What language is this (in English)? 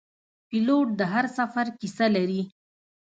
Pashto